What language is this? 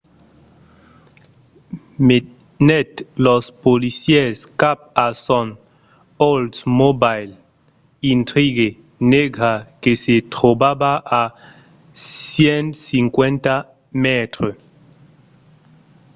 Occitan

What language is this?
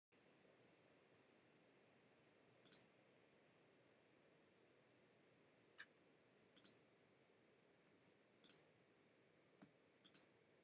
Welsh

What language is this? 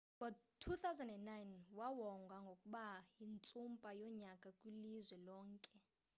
Xhosa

